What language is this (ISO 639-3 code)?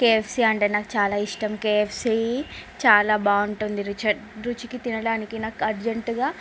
tel